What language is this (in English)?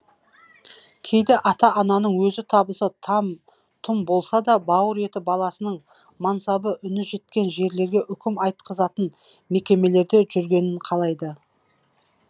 Kazakh